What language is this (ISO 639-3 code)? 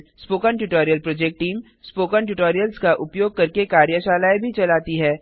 hin